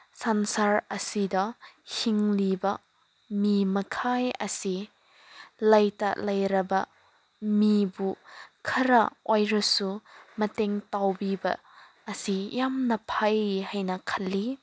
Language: Manipuri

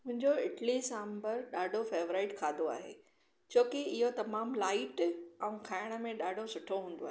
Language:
Sindhi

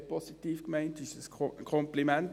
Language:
Swiss German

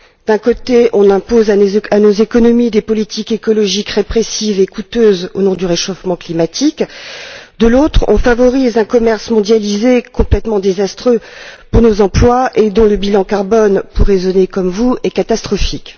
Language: French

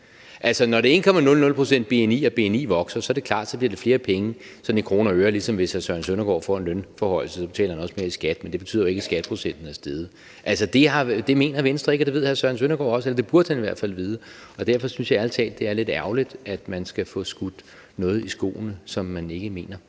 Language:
Danish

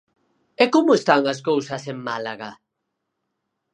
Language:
Galician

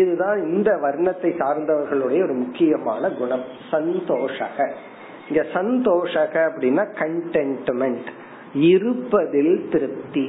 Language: Tamil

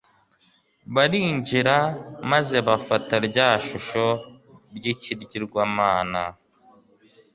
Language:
Kinyarwanda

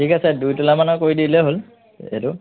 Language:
Assamese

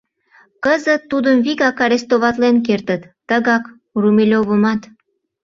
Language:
Mari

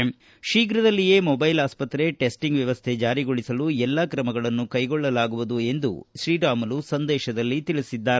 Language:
Kannada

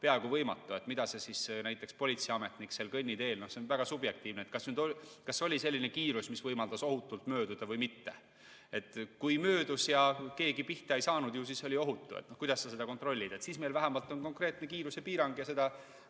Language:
Estonian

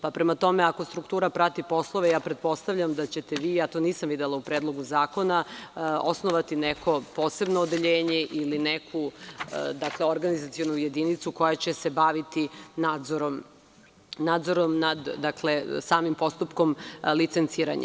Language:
Serbian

